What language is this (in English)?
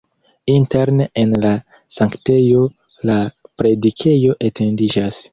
Esperanto